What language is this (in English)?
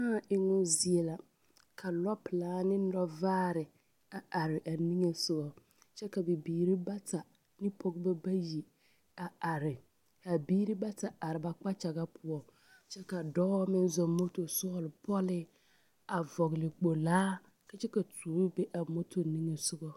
Southern Dagaare